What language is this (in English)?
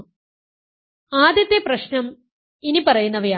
Malayalam